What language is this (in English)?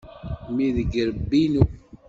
Kabyle